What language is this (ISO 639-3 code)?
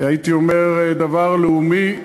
heb